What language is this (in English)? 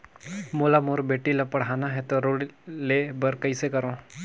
Chhattisgarhi